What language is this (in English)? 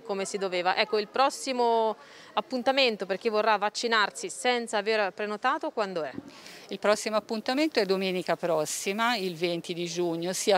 Italian